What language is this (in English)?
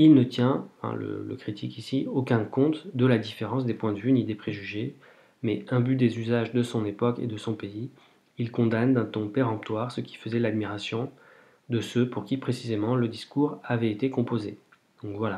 French